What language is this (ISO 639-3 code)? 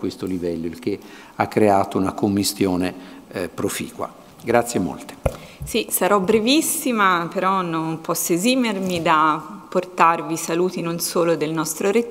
ita